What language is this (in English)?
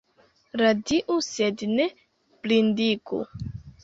Esperanto